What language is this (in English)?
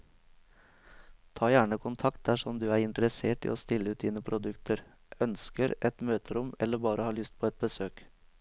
Norwegian